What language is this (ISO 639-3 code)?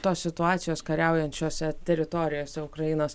lit